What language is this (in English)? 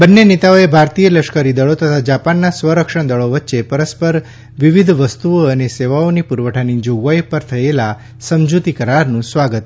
Gujarati